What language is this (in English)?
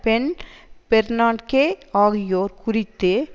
Tamil